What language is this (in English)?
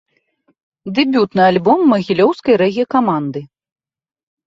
Belarusian